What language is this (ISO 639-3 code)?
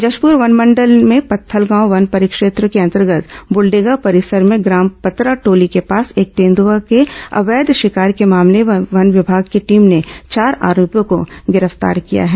hin